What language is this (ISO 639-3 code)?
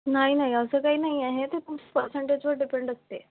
mar